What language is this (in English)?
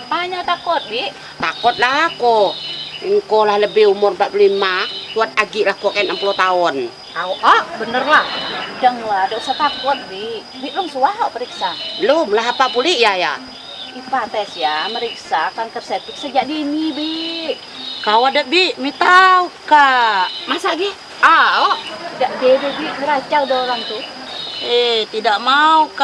Indonesian